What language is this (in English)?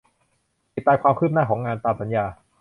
Thai